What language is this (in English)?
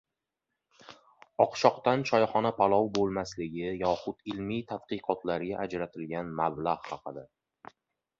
Uzbek